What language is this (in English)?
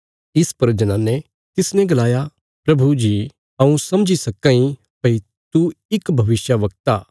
Bilaspuri